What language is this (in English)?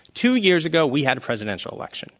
English